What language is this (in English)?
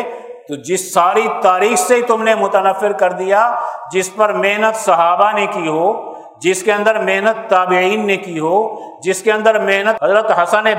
Urdu